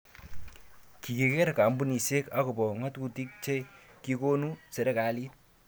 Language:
Kalenjin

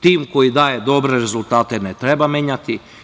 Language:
Serbian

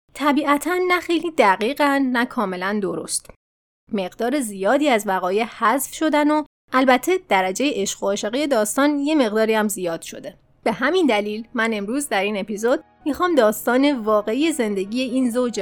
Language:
Persian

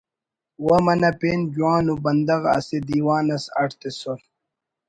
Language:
Brahui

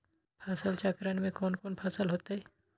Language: Magahi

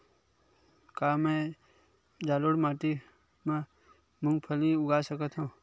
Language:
Chhattisgarhi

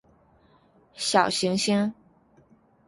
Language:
Chinese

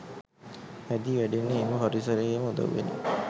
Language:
Sinhala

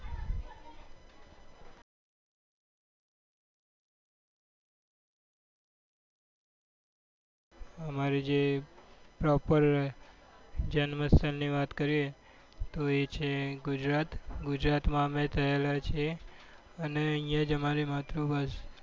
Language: Gujarati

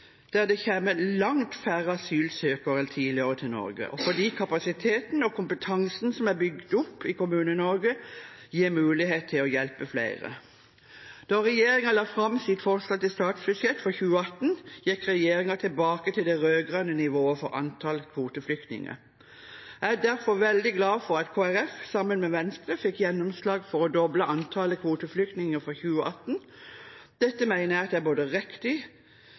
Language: Norwegian Bokmål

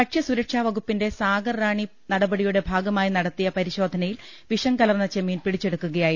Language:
Malayalam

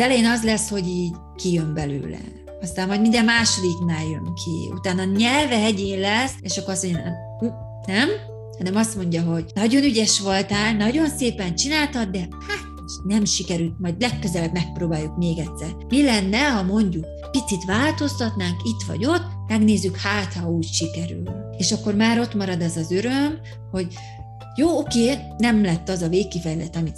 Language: Hungarian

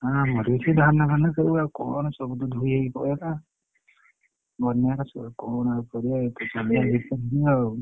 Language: Odia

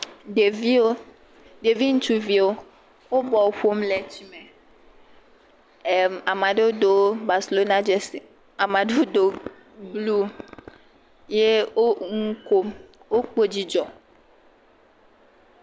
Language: Ewe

